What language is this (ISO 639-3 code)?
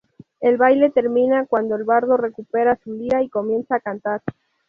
spa